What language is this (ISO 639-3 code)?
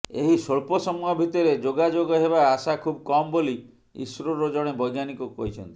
ori